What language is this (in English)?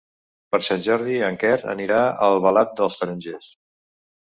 Catalan